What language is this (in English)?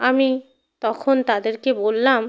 Bangla